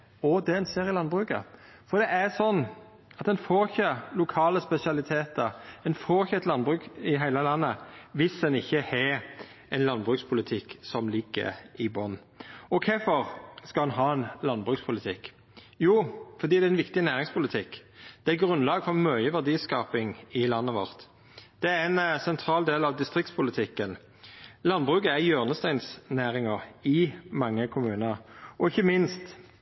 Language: Norwegian Nynorsk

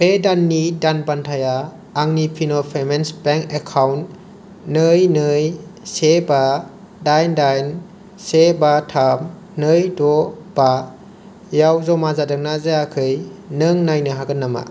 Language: Bodo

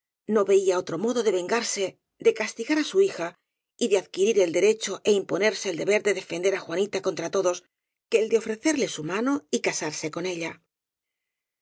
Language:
Spanish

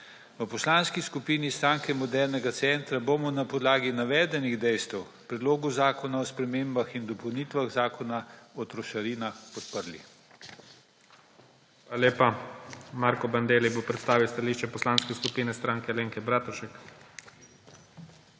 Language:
Slovenian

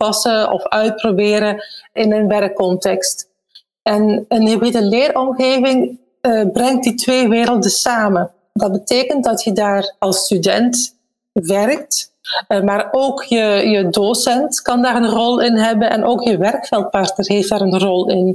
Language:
Dutch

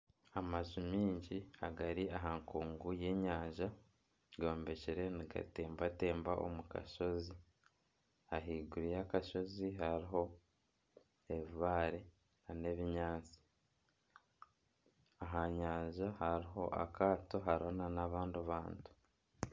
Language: Nyankole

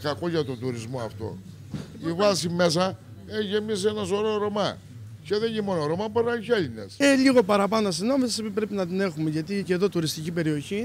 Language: Greek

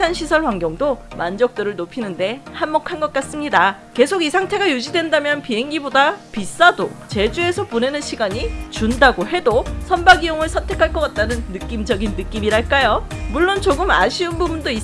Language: Korean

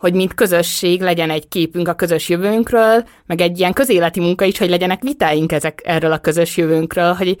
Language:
Hungarian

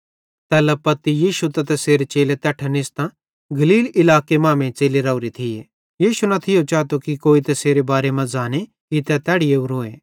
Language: Bhadrawahi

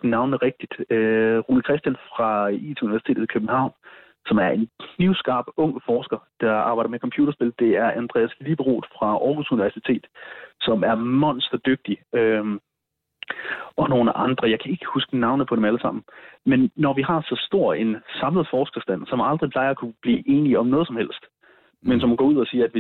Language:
Danish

